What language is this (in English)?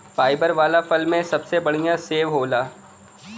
Bhojpuri